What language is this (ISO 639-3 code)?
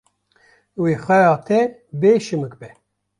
kur